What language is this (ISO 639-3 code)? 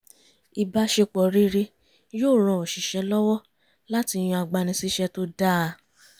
yor